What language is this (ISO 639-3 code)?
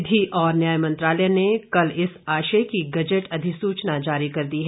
hin